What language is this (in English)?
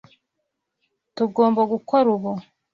Kinyarwanda